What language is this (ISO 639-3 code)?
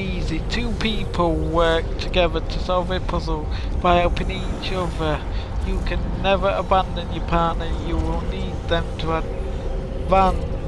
eng